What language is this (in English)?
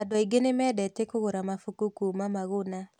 Kikuyu